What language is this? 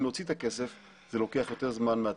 Hebrew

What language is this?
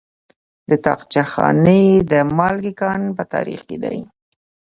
Pashto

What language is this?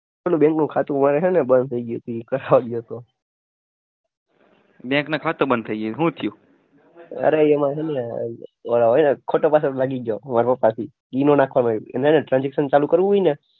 Gujarati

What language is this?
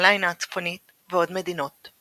Hebrew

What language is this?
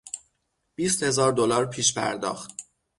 Persian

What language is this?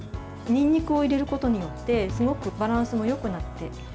Japanese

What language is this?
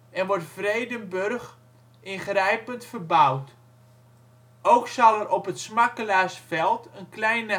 Dutch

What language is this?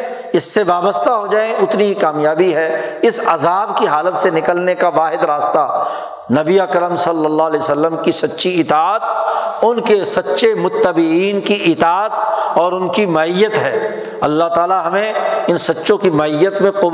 Urdu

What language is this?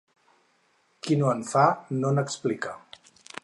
Catalan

